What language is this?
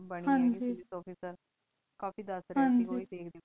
Punjabi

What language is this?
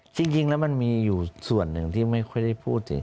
Thai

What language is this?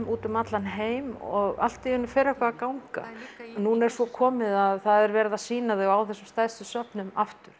Icelandic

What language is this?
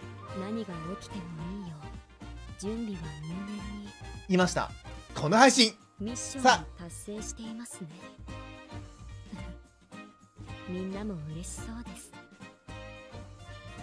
Japanese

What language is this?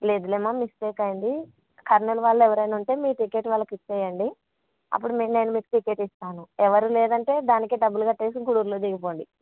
Telugu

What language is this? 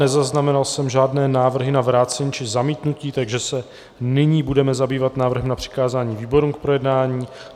Czech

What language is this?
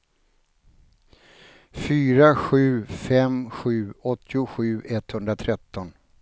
Swedish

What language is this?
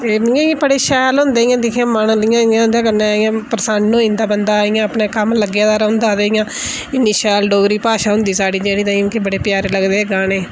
Dogri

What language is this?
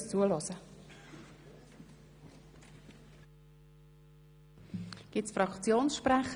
Swiss German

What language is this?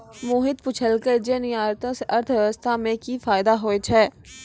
Maithili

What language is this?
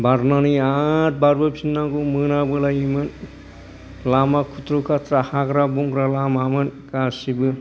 Bodo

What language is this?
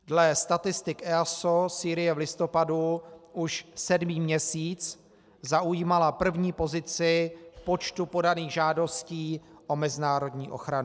Czech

